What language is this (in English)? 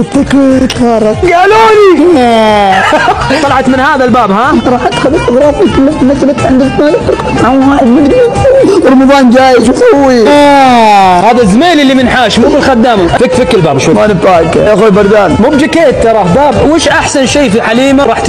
Arabic